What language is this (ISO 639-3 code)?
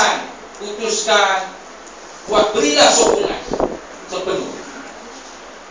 msa